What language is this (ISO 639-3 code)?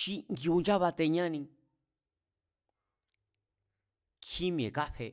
vmz